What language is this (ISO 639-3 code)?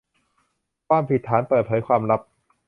tha